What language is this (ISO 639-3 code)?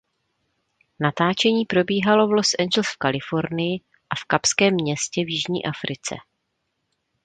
ces